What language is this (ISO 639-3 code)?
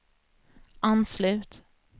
swe